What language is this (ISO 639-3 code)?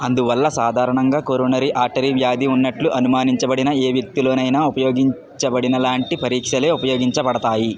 tel